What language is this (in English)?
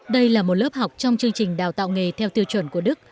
Vietnamese